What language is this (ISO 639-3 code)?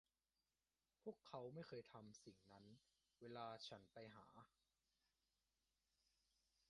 tha